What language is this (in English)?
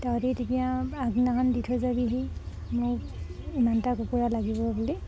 Assamese